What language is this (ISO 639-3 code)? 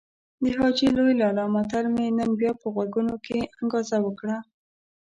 pus